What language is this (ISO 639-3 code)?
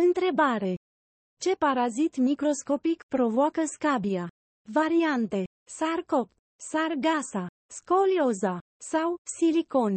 ron